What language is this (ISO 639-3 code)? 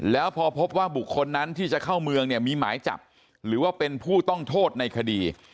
tha